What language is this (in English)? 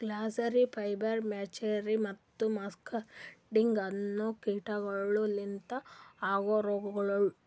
Kannada